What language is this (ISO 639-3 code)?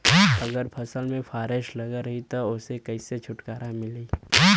bho